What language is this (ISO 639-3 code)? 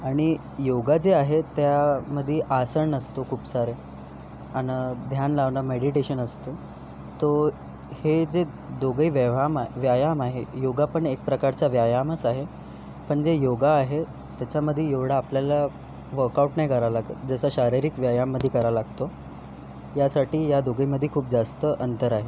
mar